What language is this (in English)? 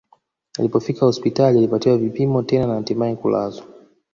Swahili